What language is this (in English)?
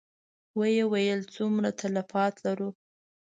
Pashto